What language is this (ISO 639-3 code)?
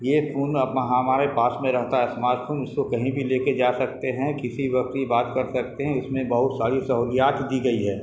urd